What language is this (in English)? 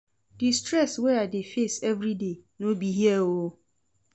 Nigerian Pidgin